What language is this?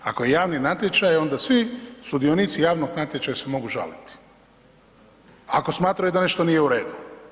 Croatian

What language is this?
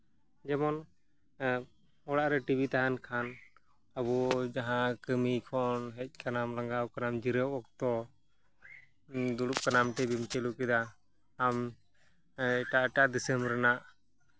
Santali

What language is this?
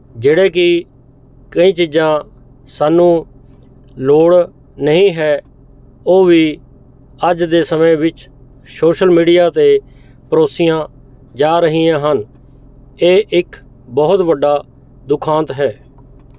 Punjabi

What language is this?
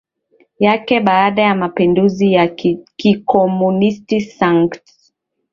Swahili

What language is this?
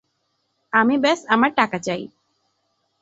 Bangla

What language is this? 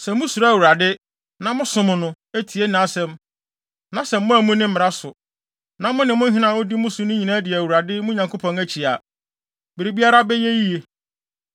Akan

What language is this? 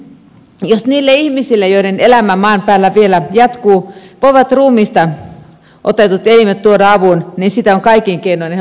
Finnish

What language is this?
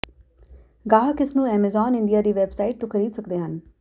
Punjabi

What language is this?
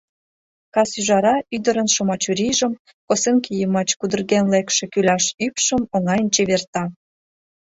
Mari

